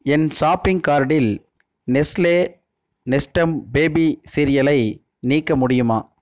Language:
Tamil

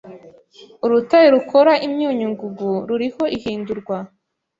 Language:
Kinyarwanda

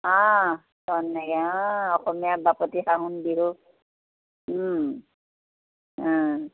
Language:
Assamese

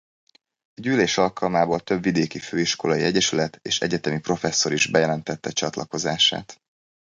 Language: Hungarian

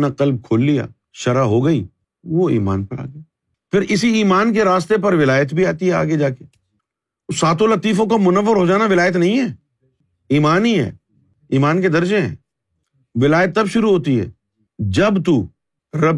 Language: Urdu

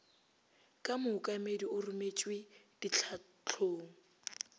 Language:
Northern Sotho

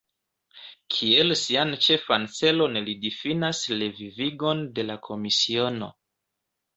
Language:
Esperanto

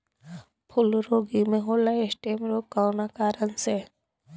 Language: Bhojpuri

